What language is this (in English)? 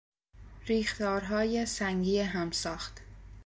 Persian